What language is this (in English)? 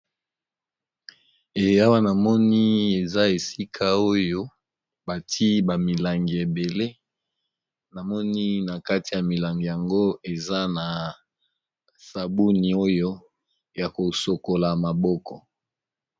Lingala